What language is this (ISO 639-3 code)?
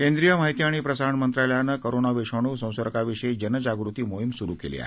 mar